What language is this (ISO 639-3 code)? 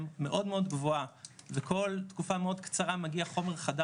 heb